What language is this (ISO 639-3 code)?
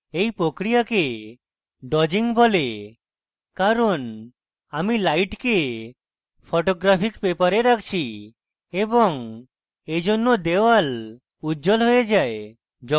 ben